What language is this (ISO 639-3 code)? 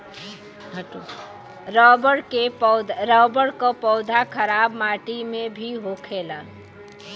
bho